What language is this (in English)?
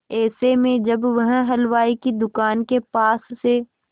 Hindi